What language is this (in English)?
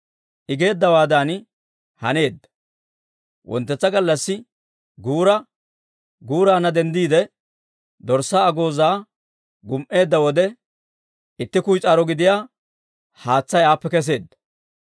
Dawro